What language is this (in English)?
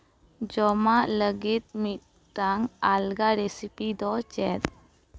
Santali